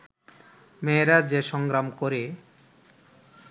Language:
Bangla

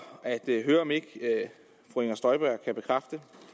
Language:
Danish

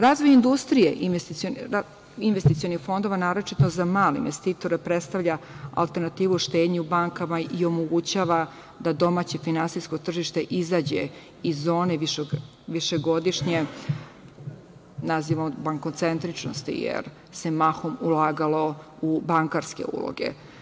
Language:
Serbian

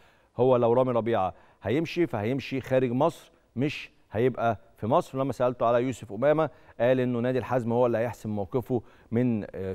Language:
Arabic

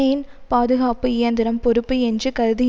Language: Tamil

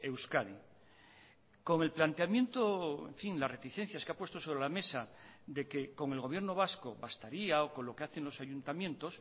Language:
Spanish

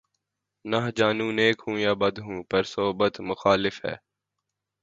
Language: Urdu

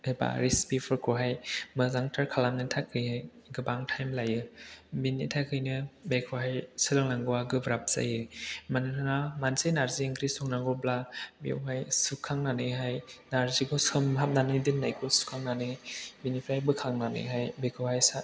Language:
Bodo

